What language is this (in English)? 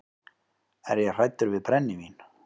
Icelandic